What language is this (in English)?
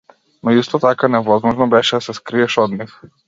Macedonian